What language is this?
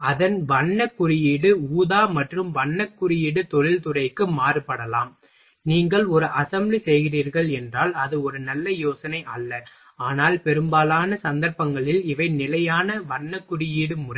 Tamil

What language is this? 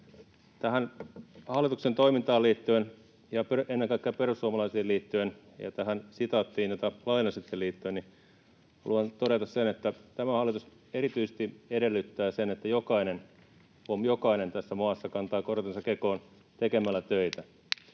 Finnish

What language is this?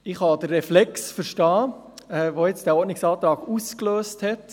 Swiss German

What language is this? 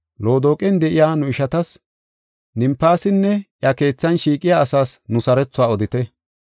Gofa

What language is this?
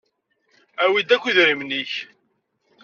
Kabyle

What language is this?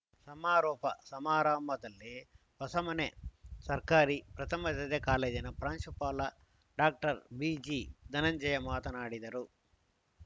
Kannada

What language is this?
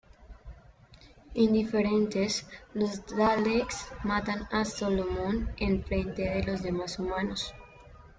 Spanish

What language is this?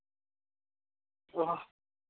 Santali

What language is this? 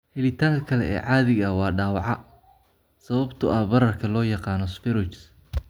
Somali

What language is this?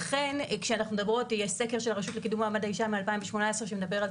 Hebrew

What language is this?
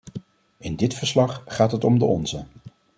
Dutch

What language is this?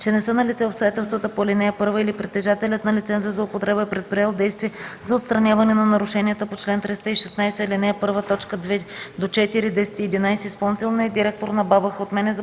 Bulgarian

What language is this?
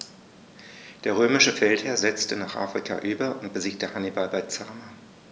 German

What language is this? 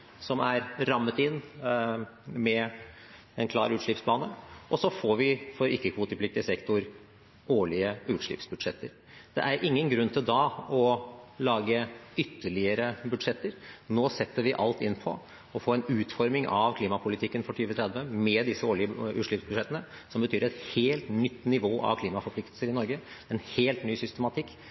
Norwegian Bokmål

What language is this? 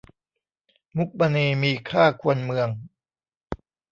Thai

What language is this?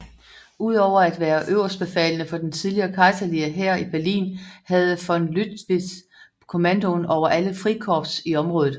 Danish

